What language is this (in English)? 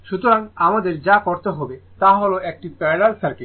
Bangla